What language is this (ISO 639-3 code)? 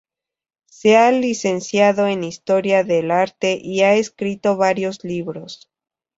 spa